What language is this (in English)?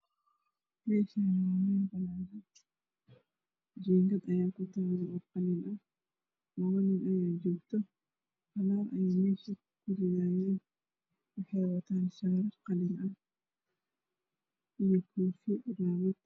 Somali